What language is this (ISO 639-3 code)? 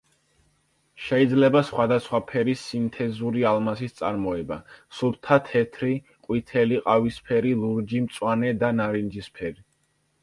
kat